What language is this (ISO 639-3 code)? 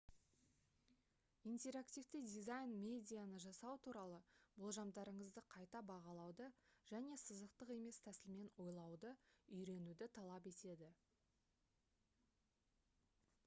kaz